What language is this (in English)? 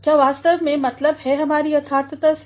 Hindi